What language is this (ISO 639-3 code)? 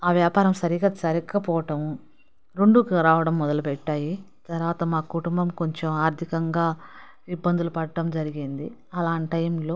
tel